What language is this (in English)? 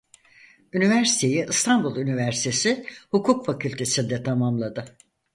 Turkish